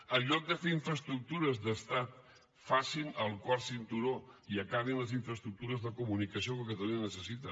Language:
Catalan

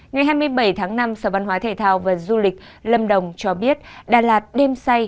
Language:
Vietnamese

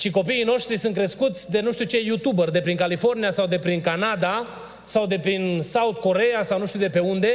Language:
Romanian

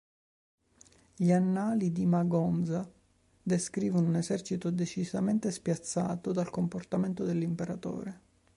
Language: Italian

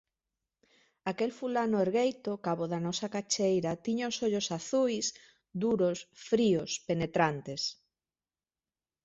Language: Galician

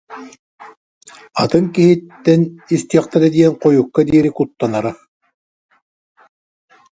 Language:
Yakut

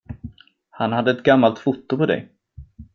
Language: Swedish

